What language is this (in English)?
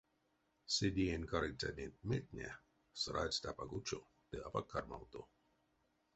Erzya